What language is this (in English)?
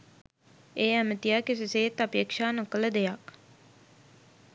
Sinhala